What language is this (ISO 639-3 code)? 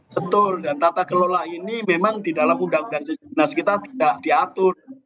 ind